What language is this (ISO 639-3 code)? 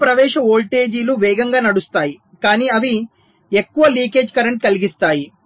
tel